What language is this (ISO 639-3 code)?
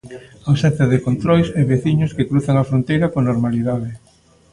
glg